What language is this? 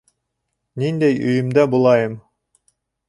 Bashkir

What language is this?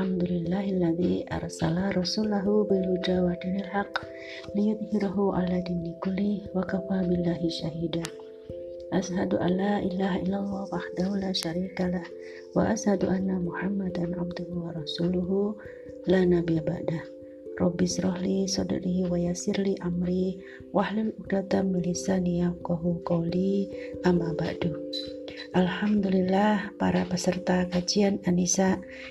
Indonesian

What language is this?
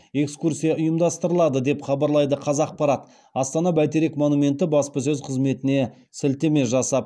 Kazakh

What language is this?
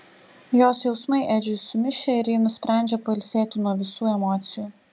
Lithuanian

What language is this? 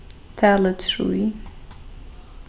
Faroese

